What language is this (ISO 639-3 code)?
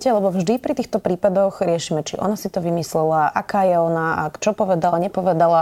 slk